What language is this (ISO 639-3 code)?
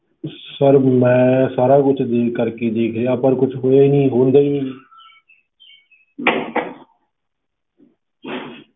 pan